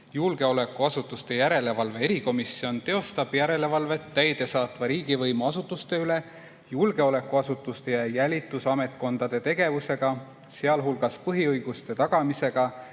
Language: Estonian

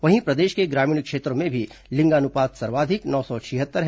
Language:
Hindi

